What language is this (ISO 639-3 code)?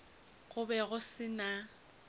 nso